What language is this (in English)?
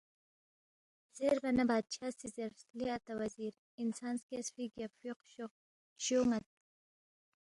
Balti